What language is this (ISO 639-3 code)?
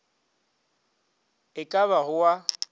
nso